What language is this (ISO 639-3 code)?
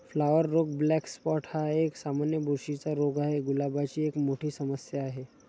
mar